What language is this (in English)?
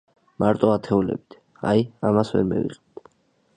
Georgian